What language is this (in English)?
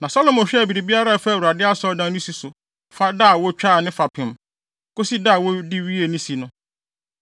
Akan